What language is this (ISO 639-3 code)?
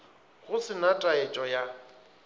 nso